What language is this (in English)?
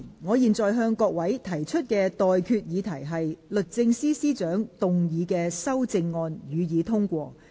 Cantonese